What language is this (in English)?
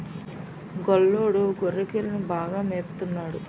Telugu